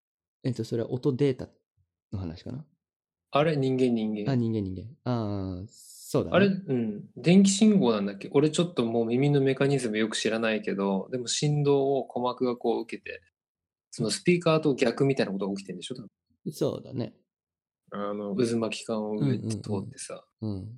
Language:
Japanese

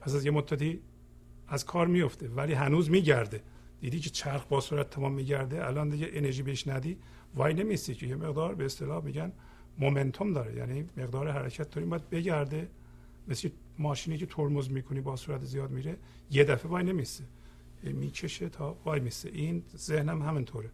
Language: Persian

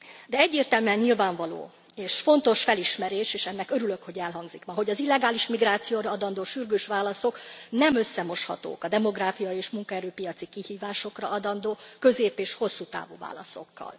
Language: Hungarian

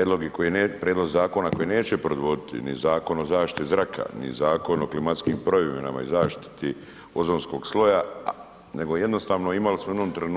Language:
Croatian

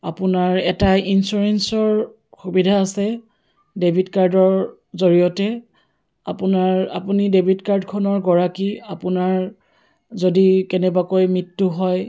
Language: Assamese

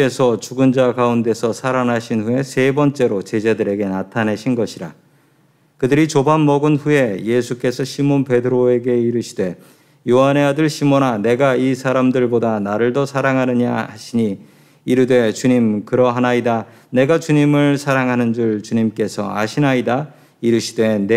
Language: Korean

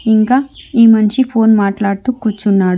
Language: Telugu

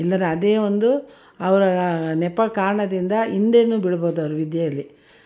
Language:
Kannada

